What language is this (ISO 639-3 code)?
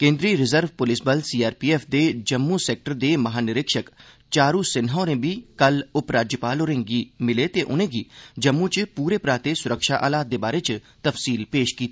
doi